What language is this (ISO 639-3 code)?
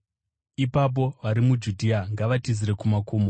sna